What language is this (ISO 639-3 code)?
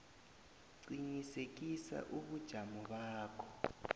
nbl